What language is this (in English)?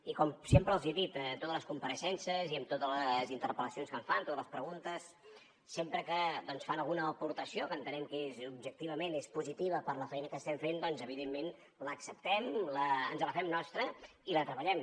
Catalan